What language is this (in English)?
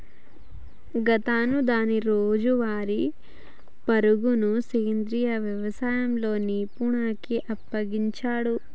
Telugu